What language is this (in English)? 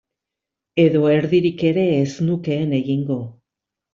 Basque